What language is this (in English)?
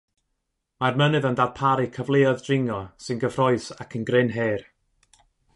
Welsh